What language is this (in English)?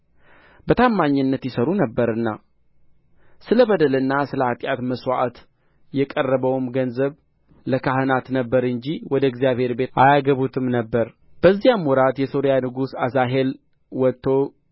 Amharic